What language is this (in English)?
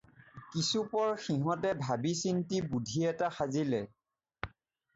Assamese